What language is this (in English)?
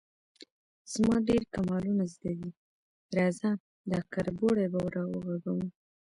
Pashto